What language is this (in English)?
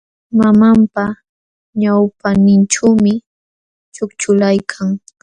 Jauja Wanca Quechua